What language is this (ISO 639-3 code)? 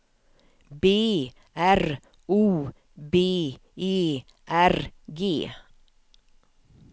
swe